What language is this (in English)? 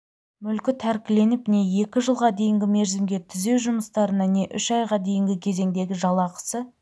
Kazakh